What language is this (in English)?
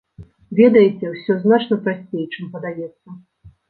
Belarusian